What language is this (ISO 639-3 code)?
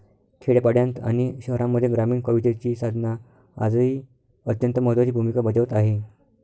mar